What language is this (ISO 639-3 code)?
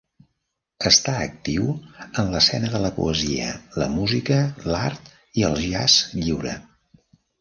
cat